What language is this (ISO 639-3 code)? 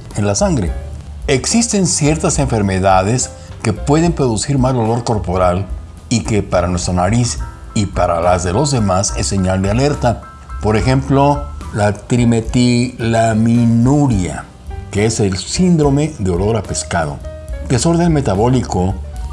spa